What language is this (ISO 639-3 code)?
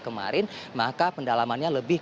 ind